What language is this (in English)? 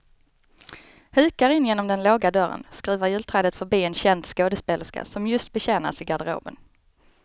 Swedish